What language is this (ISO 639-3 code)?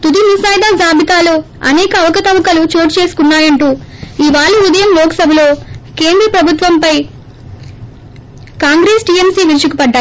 tel